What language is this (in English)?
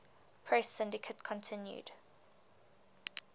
English